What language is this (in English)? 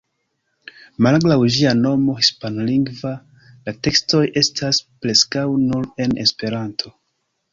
Esperanto